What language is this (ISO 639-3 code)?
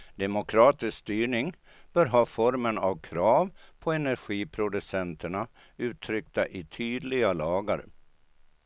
swe